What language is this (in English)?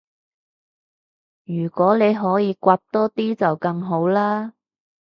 Cantonese